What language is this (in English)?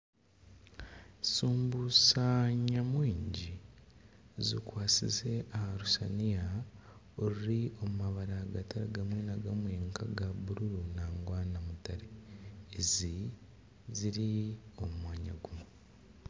Nyankole